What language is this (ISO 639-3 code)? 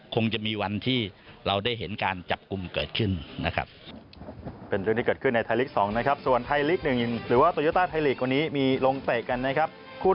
tha